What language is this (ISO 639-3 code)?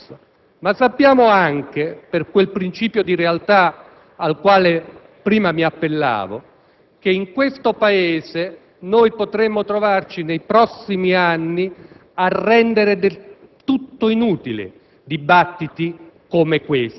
ita